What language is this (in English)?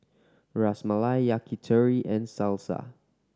English